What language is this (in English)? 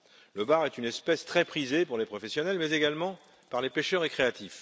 French